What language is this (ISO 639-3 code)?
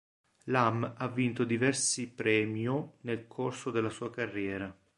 ita